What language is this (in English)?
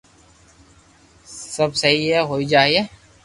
Loarki